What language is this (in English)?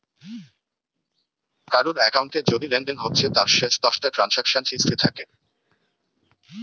Bangla